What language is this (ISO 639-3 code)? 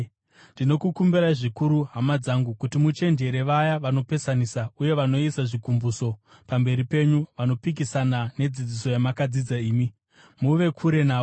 sna